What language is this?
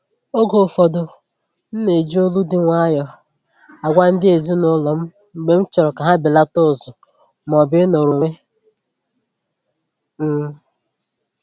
Igbo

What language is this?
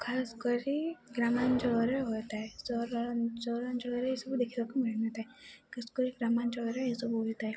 Odia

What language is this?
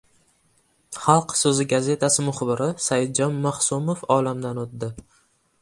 Uzbek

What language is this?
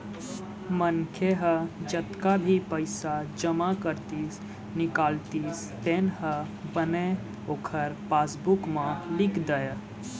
Chhattisgarhi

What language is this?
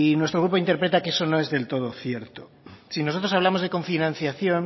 Spanish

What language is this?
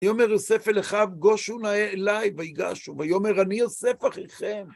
Hebrew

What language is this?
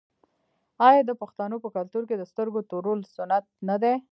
Pashto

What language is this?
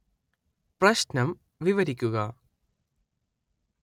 Malayalam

